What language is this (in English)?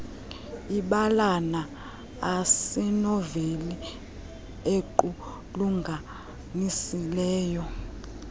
Xhosa